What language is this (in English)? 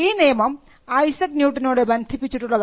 Malayalam